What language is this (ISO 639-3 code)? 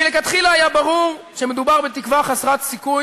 heb